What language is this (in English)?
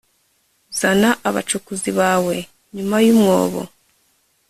Kinyarwanda